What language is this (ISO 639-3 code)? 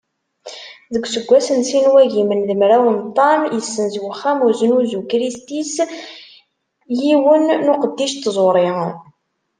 kab